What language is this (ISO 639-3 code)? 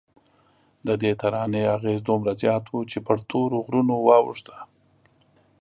pus